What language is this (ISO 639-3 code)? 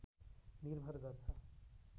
nep